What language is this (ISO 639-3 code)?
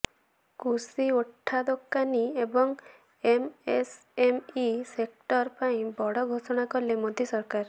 ori